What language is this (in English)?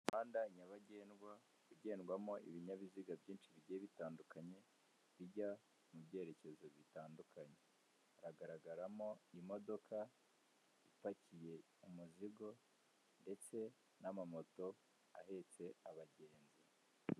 Kinyarwanda